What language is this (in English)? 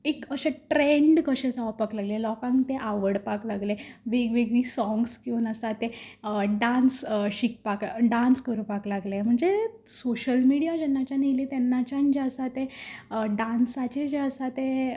Konkani